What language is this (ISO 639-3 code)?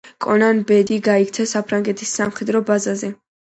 kat